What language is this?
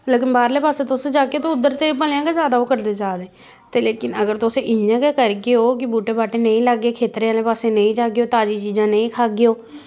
Dogri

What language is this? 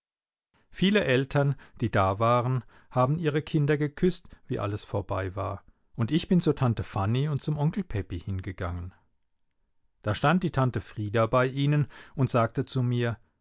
German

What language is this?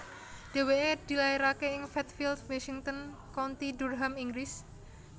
Javanese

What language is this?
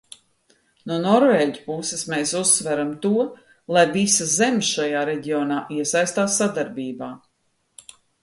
Latvian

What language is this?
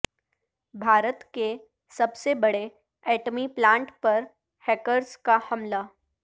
Urdu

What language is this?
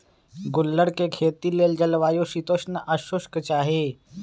Magahi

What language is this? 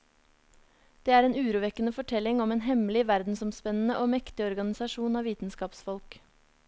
Norwegian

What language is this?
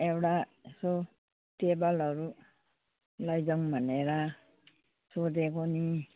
Nepali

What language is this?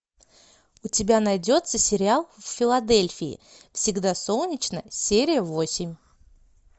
Russian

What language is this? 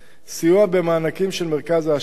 Hebrew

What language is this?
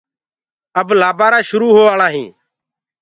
Gurgula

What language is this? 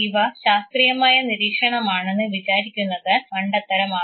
Malayalam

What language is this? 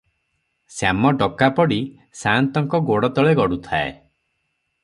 Odia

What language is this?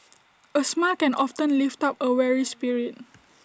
English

